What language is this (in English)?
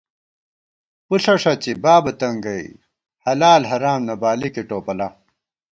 Gawar-Bati